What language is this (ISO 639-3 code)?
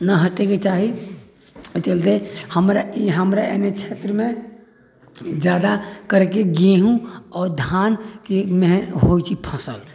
mai